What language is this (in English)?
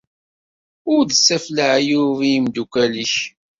Kabyle